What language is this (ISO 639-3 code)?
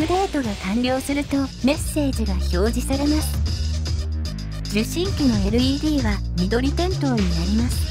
jpn